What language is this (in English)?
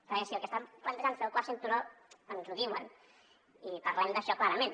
Catalan